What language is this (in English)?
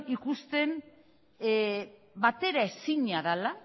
Basque